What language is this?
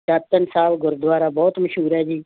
Punjabi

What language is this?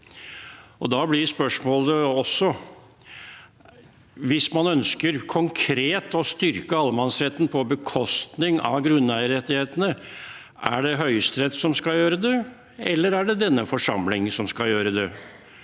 Norwegian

